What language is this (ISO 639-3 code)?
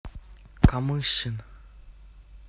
rus